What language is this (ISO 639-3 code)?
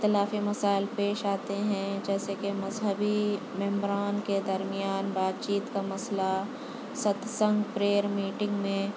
urd